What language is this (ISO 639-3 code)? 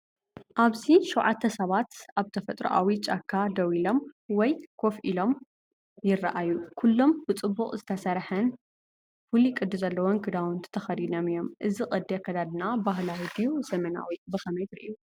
tir